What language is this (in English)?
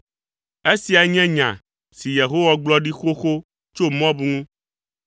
Ewe